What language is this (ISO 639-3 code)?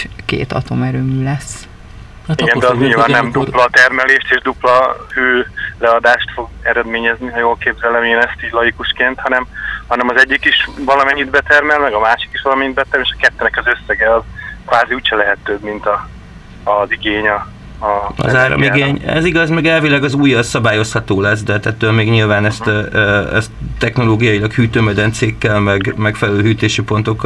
hun